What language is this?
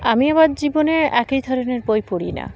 Bangla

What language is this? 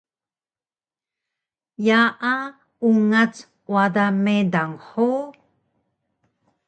Taroko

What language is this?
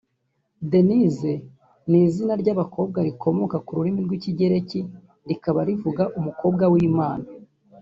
Kinyarwanda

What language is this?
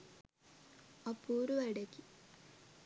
Sinhala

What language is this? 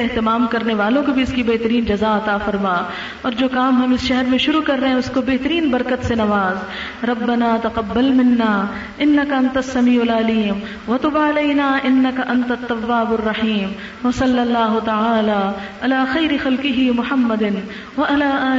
Urdu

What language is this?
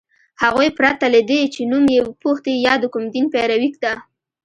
Pashto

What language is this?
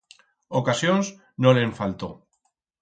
Aragonese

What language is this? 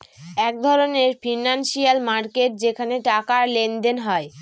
Bangla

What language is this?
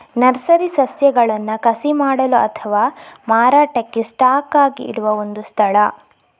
Kannada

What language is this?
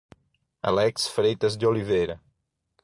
Portuguese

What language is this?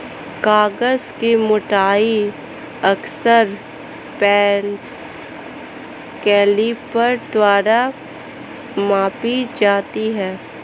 Hindi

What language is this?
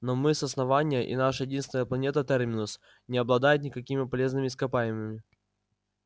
Russian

